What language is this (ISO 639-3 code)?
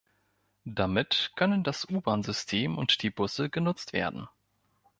deu